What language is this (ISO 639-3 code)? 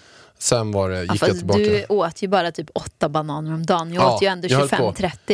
swe